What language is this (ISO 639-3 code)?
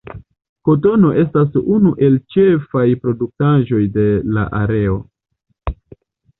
epo